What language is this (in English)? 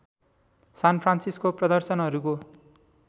Nepali